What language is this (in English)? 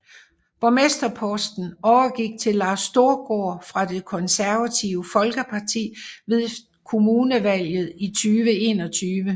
Danish